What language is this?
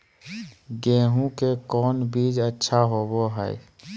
Magahi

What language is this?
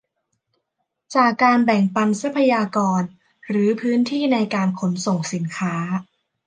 Thai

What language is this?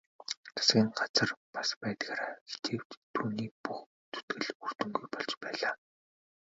Mongolian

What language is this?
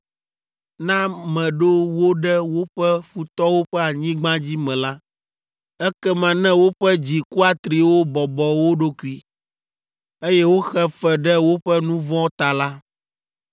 Ewe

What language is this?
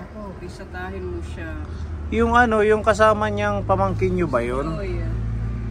Filipino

